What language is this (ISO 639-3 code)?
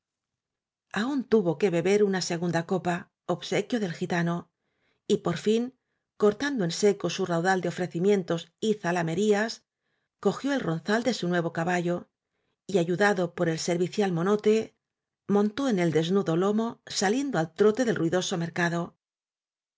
spa